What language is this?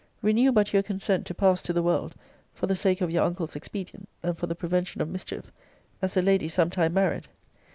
English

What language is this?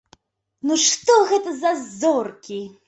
Belarusian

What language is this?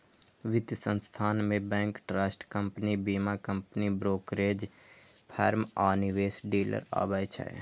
Maithili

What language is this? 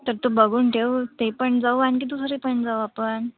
Marathi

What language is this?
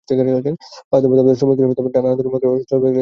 Bangla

